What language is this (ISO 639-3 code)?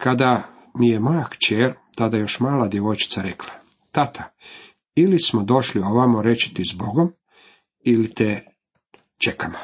hrv